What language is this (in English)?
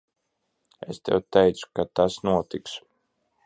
Latvian